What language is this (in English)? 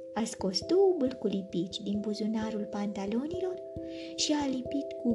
Romanian